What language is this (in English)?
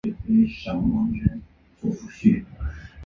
Chinese